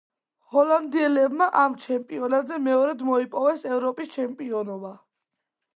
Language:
Georgian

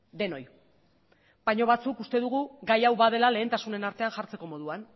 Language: Basque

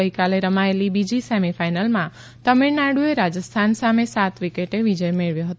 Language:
Gujarati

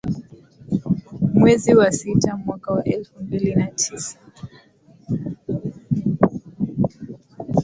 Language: Swahili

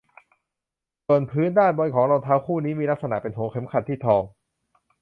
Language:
Thai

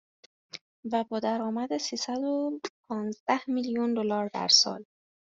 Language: Persian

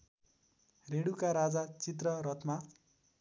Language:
Nepali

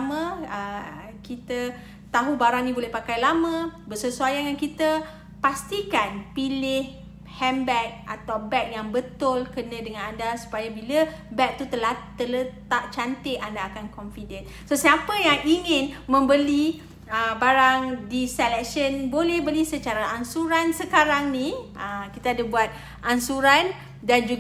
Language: Malay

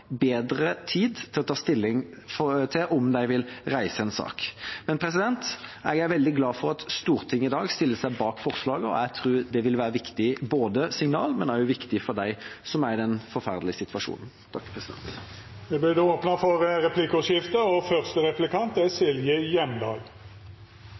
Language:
Norwegian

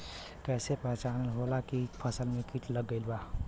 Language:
Bhojpuri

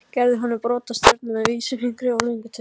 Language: Icelandic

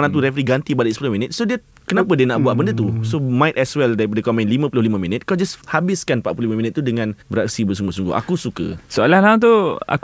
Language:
Malay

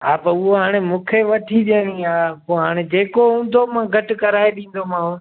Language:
Sindhi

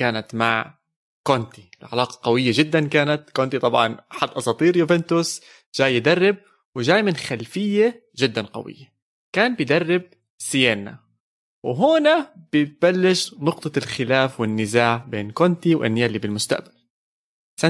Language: Arabic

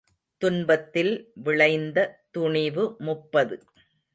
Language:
Tamil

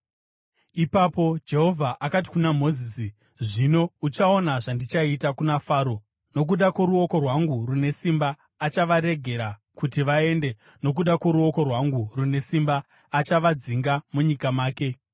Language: Shona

